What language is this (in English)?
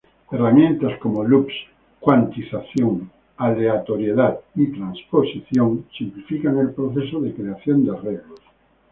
Spanish